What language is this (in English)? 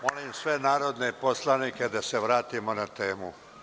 Serbian